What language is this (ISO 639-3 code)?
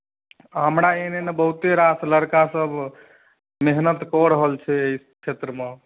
mai